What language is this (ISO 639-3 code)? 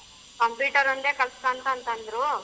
kan